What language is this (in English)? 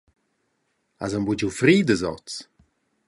Romansh